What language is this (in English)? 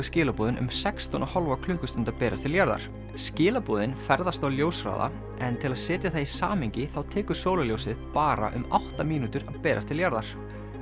Icelandic